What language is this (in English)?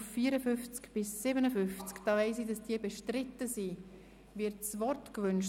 Swiss German